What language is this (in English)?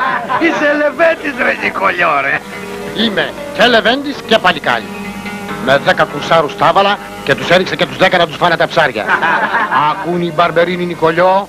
Greek